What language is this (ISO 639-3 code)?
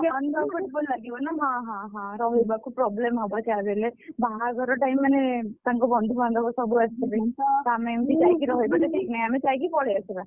ori